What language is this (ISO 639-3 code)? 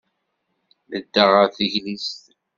kab